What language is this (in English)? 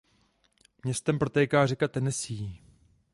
Czech